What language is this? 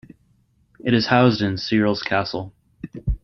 English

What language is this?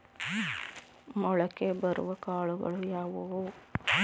Kannada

